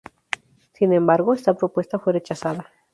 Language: Spanish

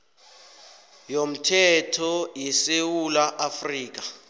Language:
South Ndebele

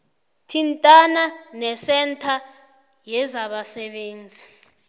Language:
South Ndebele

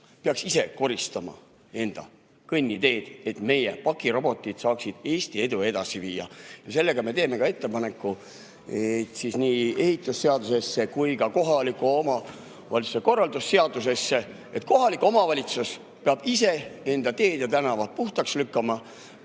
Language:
Estonian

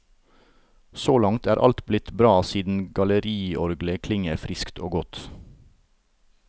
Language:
Norwegian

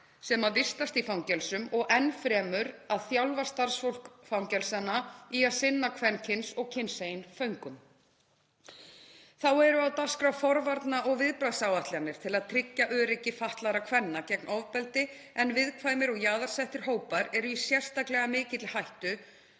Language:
Icelandic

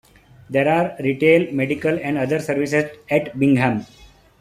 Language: English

